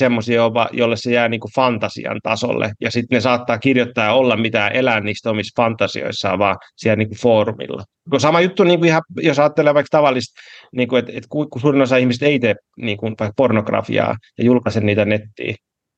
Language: Finnish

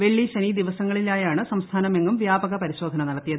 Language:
Malayalam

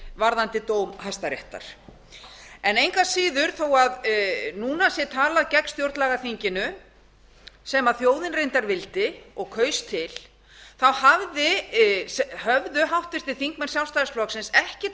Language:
Icelandic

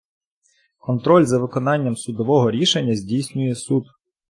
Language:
Ukrainian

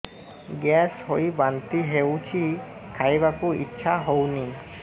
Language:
Odia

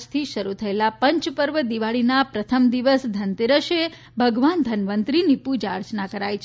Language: Gujarati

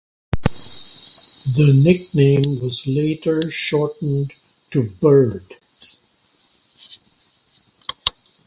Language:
English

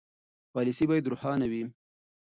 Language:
Pashto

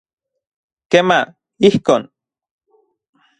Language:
Central Puebla Nahuatl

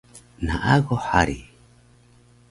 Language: Taroko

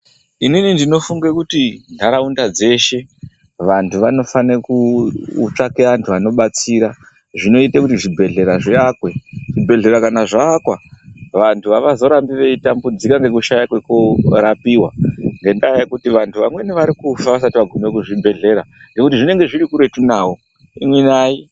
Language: Ndau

